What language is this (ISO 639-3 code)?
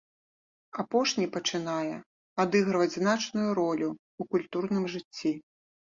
bel